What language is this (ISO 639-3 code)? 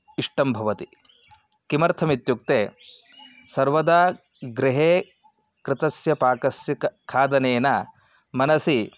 san